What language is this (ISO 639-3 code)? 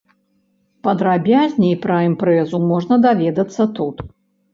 bel